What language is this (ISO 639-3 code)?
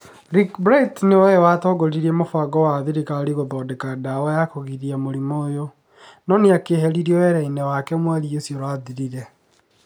kik